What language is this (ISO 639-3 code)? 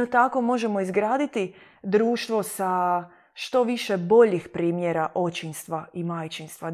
hrv